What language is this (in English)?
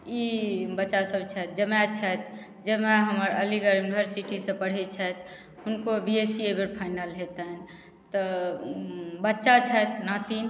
Maithili